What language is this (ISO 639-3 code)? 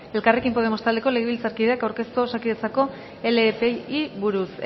eus